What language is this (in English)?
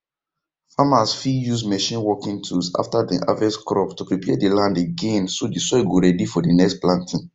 Nigerian Pidgin